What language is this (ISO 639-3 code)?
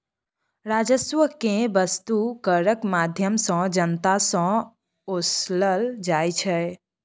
mai